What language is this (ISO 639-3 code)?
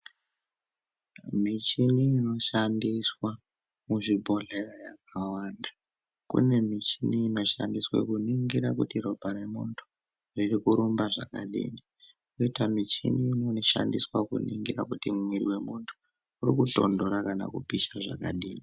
ndc